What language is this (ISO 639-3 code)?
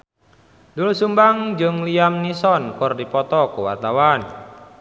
sun